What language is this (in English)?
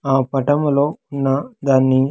Telugu